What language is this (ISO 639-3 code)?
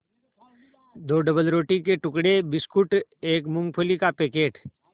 hin